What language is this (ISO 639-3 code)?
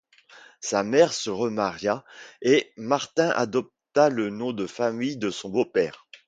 fra